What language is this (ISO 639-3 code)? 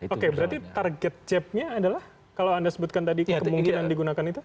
ind